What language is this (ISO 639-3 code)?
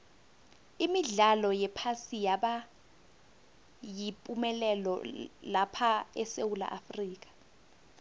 nbl